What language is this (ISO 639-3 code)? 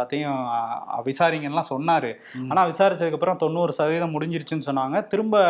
tam